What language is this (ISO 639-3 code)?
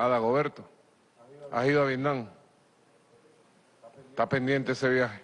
spa